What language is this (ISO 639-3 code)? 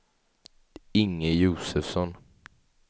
swe